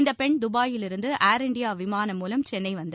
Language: Tamil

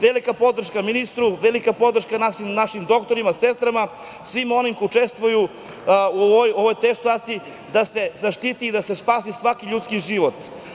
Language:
Serbian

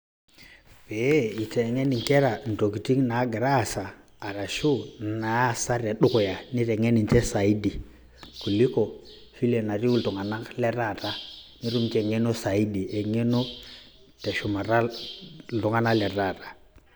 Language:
Masai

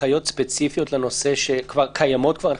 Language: Hebrew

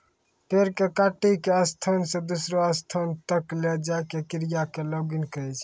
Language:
Maithili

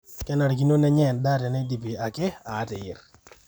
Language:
Masai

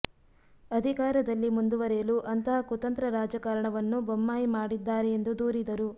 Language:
Kannada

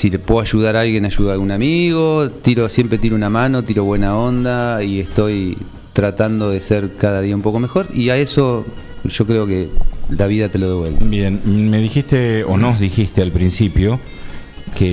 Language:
Spanish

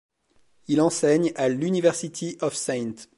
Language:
French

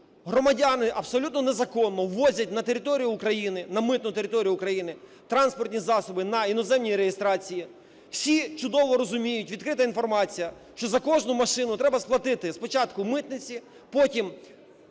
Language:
Ukrainian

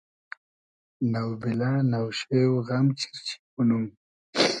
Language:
Hazaragi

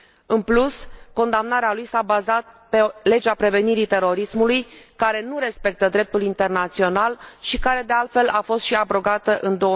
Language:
Romanian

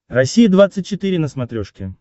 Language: Russian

